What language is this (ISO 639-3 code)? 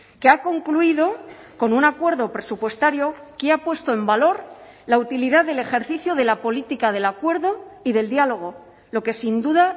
spa